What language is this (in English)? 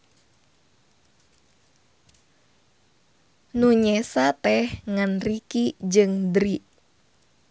Sundanese